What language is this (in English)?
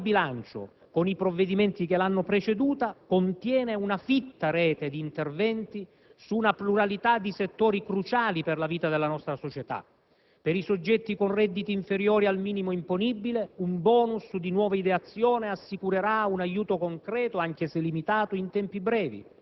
Italian